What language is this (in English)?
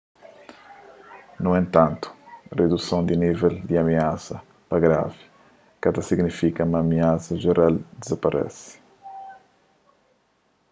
Kabuverdianu